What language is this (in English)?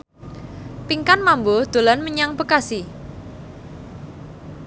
Javanese